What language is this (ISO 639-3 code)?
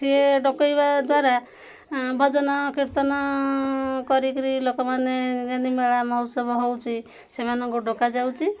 ori